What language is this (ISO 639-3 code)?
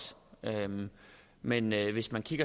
dan